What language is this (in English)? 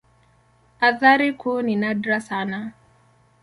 Swahili